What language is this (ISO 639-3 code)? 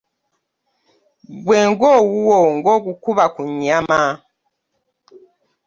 lug